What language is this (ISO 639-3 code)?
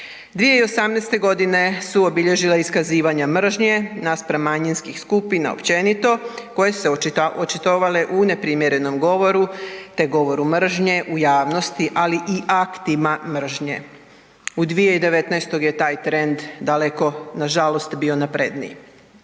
hrv